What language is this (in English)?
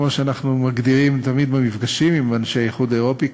Hebrew